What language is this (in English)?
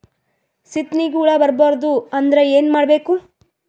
Kannada